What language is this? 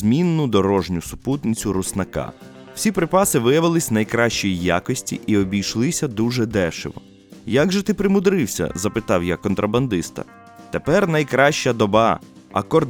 Ukrainian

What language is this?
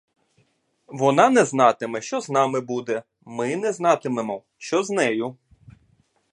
Ukrainian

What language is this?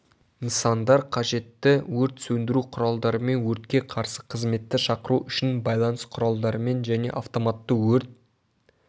Kazakh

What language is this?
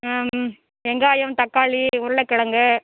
Tamil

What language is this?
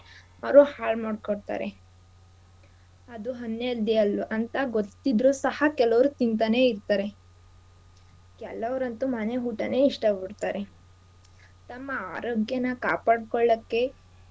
Kannada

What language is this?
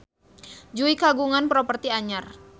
Sundanese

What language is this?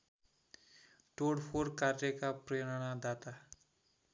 Nepali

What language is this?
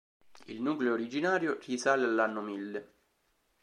Italian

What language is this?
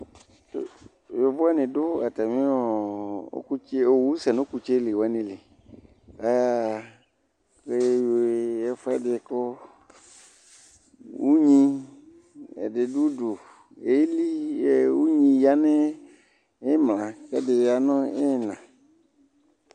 Ikposo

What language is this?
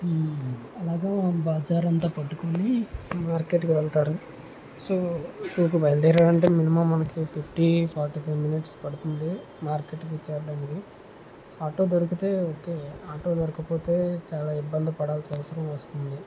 Telugu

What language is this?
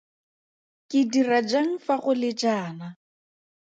Tswana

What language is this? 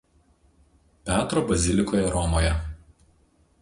Lithuanian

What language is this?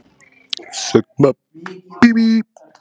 Icelandic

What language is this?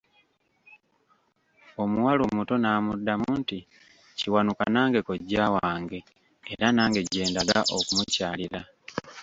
Ganda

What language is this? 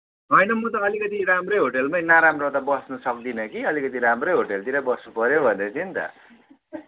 Nepali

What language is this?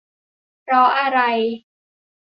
Thai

